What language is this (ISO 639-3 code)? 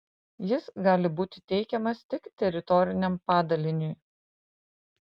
lit